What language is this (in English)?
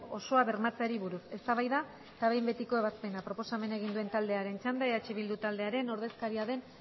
Basque